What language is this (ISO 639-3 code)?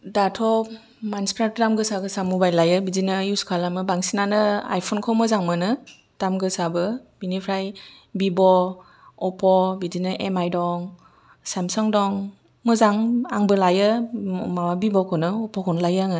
brx